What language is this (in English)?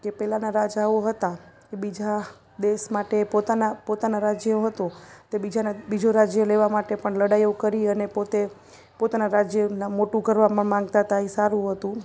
Gujarati